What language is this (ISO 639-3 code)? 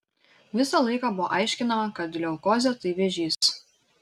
lit